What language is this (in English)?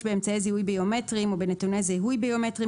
Hebrew